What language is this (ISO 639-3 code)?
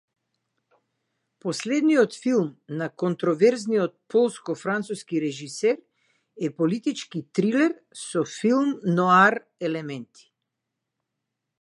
mkd